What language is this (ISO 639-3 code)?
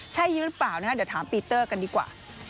tha